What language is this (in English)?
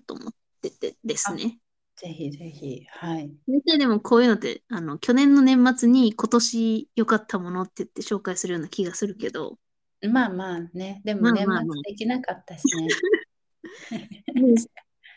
Japanese